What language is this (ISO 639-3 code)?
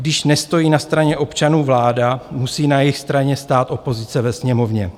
ces